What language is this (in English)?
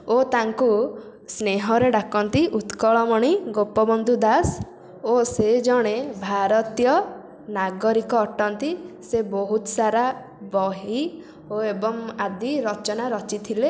Odia